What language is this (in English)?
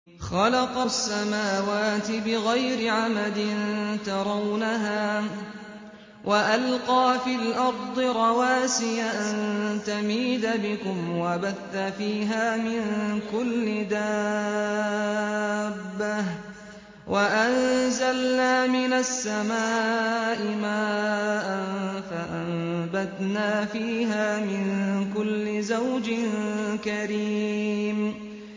Arabic